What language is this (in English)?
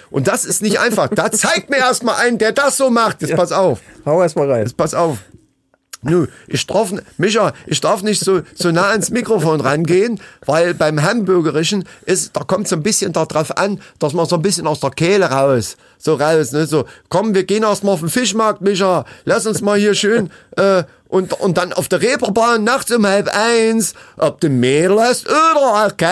German